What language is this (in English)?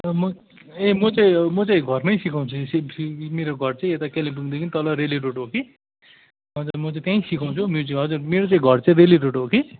Nepali